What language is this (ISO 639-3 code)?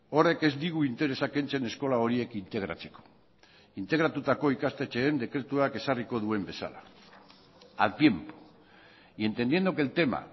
eus